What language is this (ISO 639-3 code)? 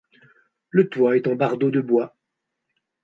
fra